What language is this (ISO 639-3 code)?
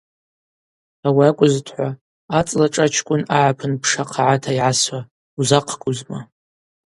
abq